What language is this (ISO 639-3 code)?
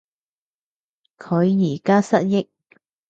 yue